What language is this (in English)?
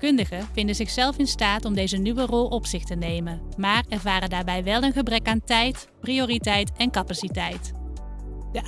Dutch